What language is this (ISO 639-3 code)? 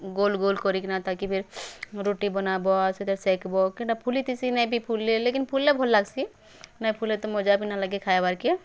ori